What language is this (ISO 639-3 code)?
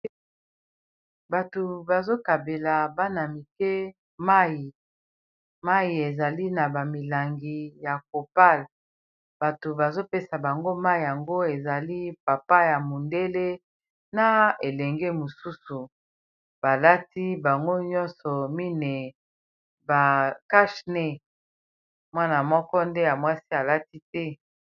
lin